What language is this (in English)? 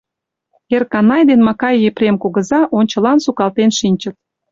Mari